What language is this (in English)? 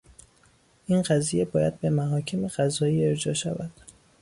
Persian